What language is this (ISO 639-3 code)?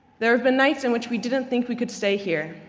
eng